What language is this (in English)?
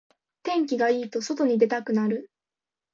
Japanese